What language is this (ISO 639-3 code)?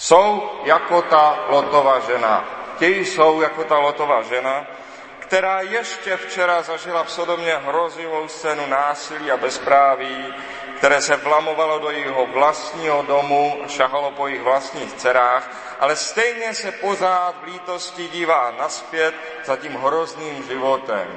ces